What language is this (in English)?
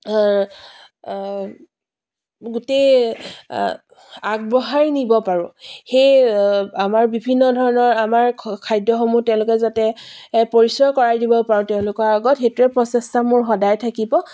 Assamese